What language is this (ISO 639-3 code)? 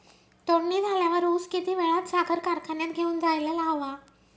mar